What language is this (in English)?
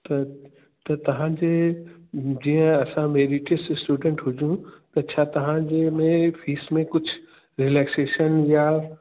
Sindhi